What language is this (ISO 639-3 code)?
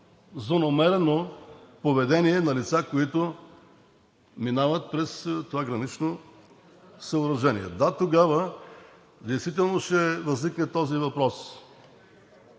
bul